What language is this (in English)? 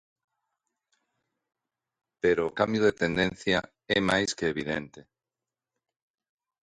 Galician